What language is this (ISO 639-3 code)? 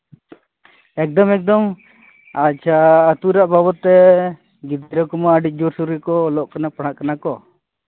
sat